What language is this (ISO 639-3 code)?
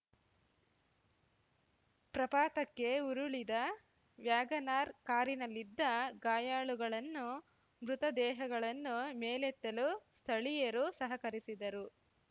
kan